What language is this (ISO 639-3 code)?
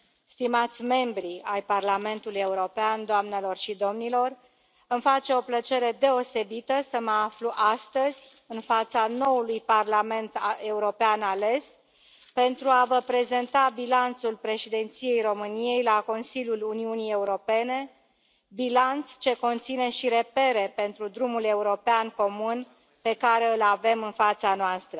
ron